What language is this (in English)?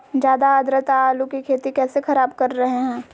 Magahi